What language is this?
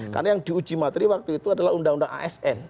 Indonesian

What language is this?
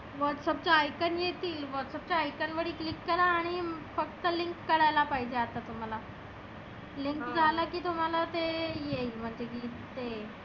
Marathi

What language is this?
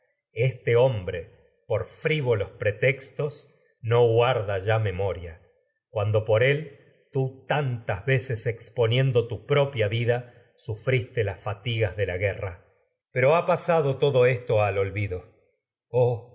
Spanish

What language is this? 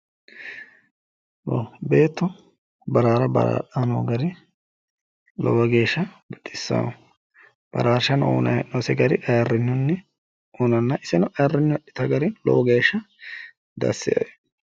Sidamo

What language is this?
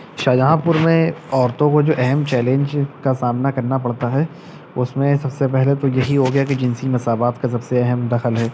Urdu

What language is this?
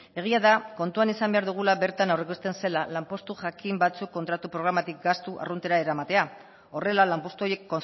Basque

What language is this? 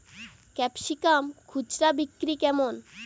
Bangla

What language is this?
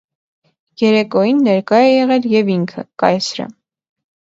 Armenian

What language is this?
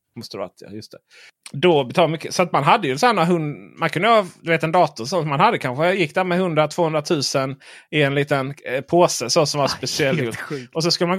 Swedish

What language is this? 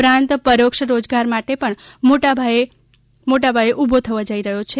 Gujarati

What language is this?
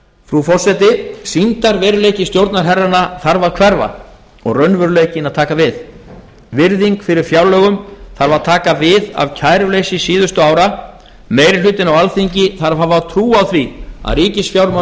Icelandic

